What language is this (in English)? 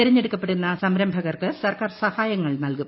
Malayalam